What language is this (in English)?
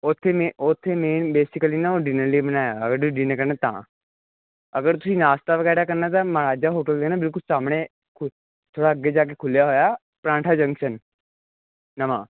Punjabi